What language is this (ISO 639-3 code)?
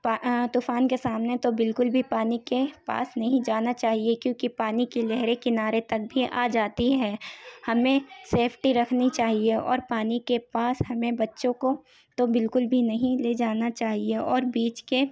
urd